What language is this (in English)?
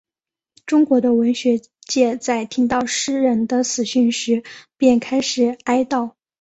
Chinese